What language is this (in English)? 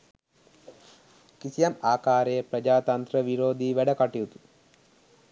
Sinhala